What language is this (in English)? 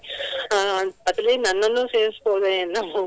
Kannada